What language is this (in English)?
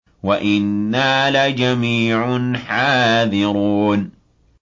Arabic